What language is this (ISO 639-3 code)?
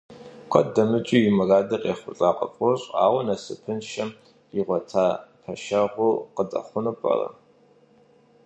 kbd